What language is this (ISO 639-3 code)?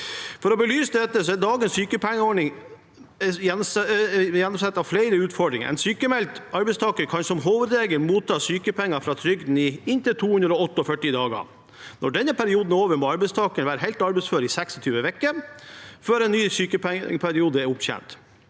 nor